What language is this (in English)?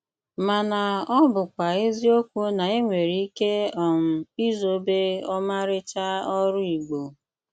Igbo